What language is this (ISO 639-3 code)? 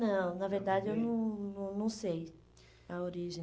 por